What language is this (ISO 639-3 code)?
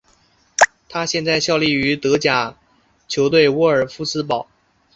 zho